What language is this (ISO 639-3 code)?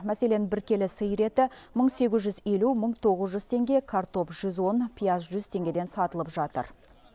kaz